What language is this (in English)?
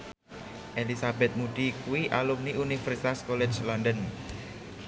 Javanese